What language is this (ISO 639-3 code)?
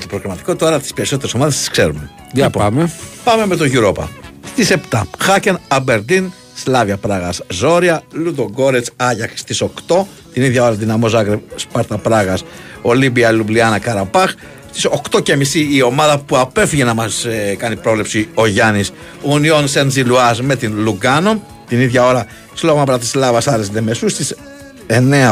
ell